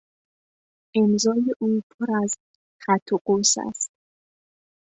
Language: Persian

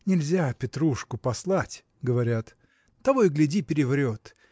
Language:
Russian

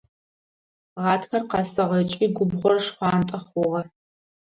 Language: Adyghe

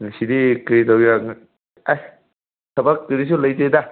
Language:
Manipuri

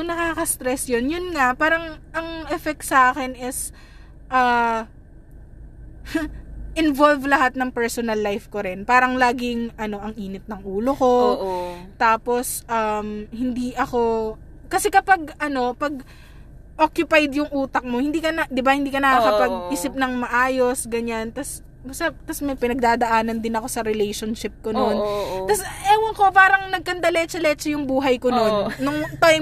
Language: Filipino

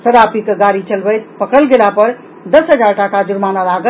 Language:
Maithili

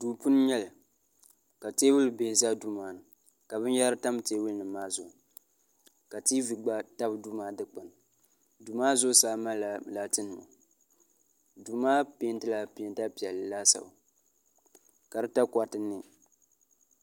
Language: Dagbani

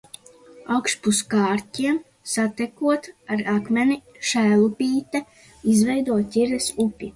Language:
Latvian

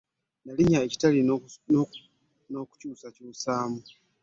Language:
Ganda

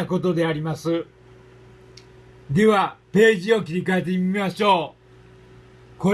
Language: Japanese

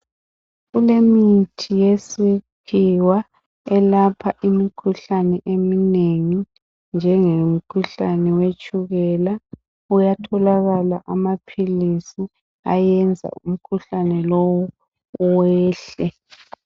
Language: North Ndebele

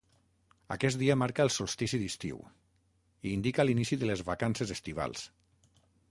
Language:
Catalan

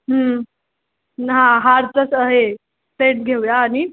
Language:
Marathi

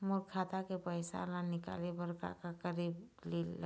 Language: Chhattisgarhi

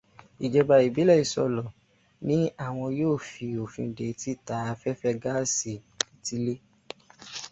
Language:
Yoruba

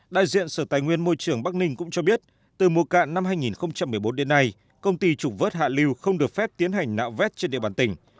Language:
Vietnamese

